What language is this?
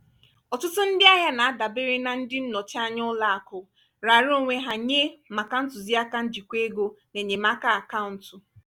Igbo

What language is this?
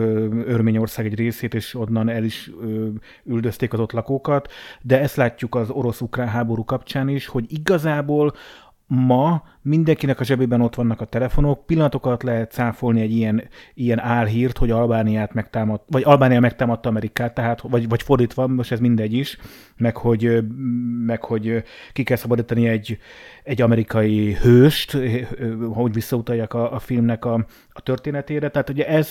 Hungarian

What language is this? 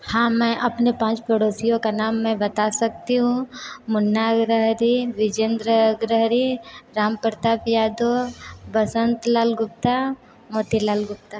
Hindi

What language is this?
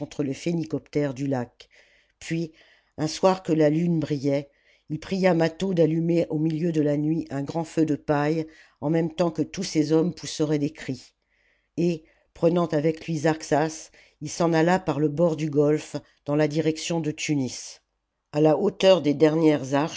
French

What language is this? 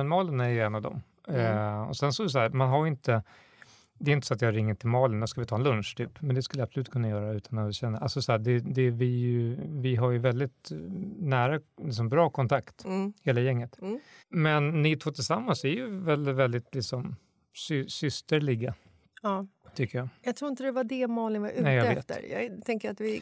Swedish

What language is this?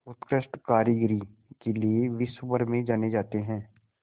Hindi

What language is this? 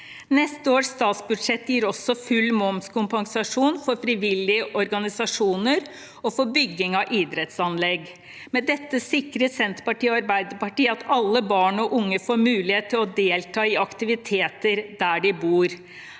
Norwegian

